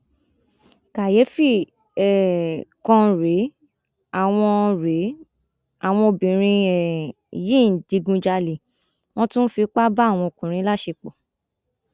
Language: Yoruba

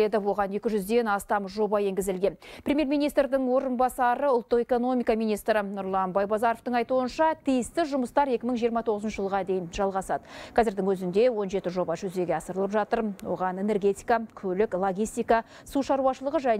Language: Russian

